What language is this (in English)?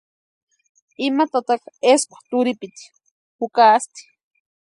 Western Highland Purepecha